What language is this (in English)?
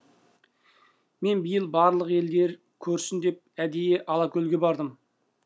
Kazakh